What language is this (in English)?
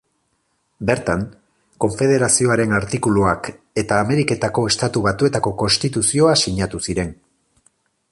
Basque